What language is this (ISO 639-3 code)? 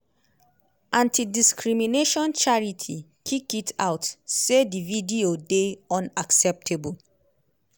pcm